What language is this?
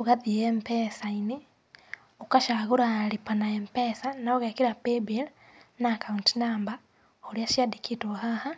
Kikuyu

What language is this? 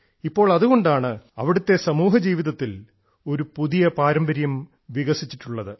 Malayalam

